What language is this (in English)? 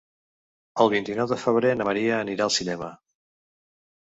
Catalan